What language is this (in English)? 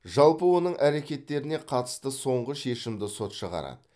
Kazakh